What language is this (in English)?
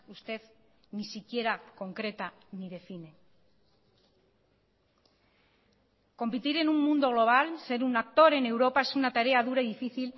Spanish